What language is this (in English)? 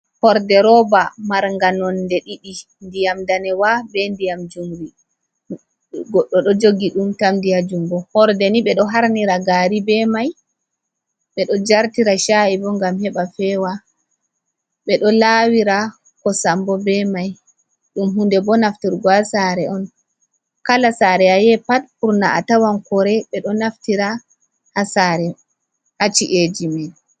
Fula